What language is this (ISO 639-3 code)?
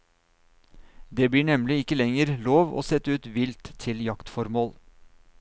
nor